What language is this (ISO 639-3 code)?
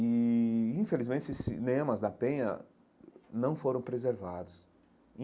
por